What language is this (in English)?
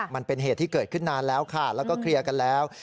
Thai